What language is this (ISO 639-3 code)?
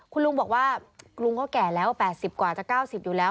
tha